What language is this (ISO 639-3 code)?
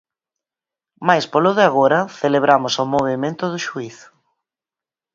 glg